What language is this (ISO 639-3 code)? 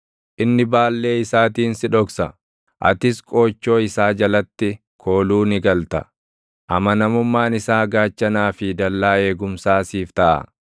orm